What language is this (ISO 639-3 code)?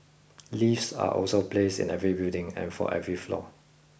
eng